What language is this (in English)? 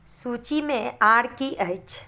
Maithili